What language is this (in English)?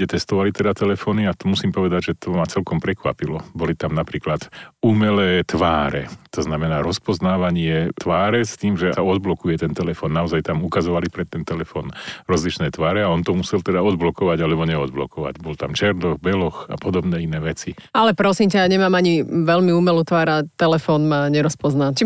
Slovak